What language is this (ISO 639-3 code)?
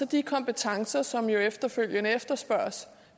dan